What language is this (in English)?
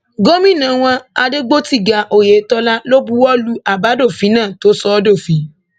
Yoruba